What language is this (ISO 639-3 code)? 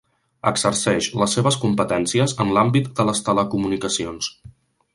cat